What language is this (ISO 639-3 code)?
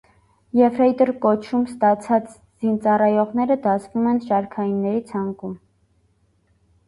hye